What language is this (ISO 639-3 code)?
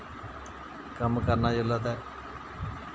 doi